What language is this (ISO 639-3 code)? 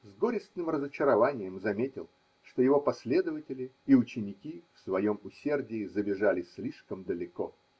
rus